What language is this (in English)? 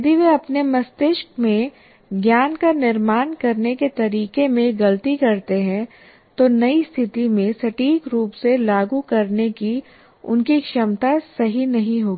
Hindi